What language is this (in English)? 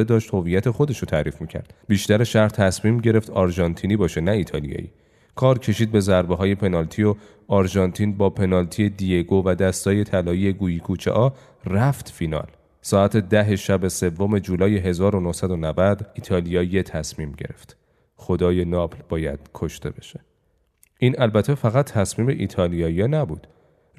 Persian